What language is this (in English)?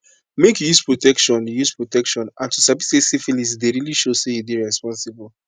Nigerian Pidgin